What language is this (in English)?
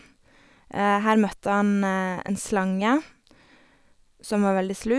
Norwegian